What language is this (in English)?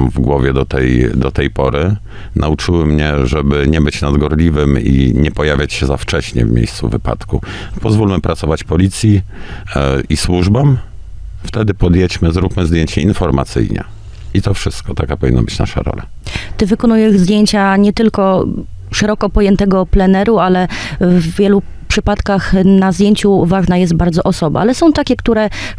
Polish